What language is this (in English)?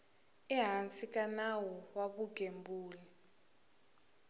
Tsonga